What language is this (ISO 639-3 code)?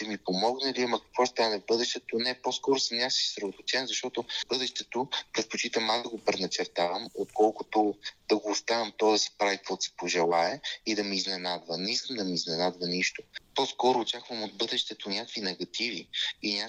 bul